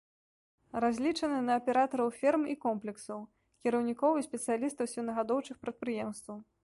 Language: Belarusian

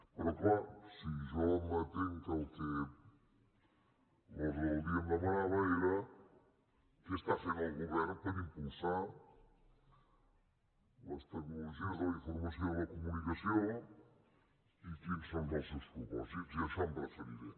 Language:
Catalan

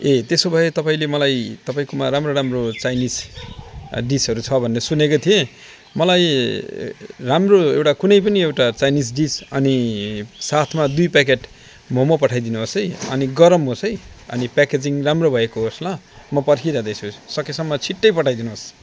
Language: Nepali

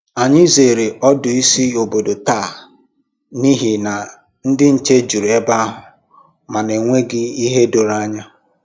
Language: Igbo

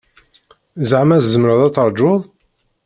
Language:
Kabyle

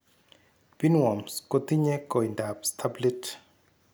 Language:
Kalenjin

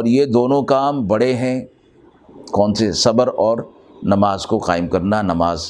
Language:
Urdu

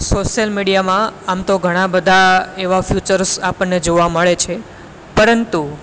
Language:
Gujarati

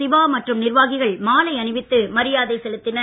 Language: Tamil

